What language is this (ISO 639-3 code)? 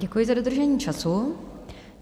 ces